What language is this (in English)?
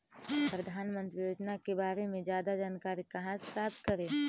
Magahi